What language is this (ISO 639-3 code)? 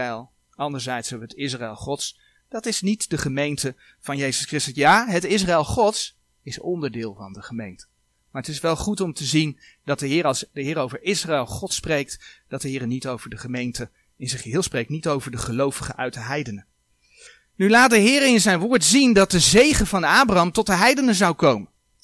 nld